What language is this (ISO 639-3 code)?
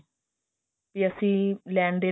pan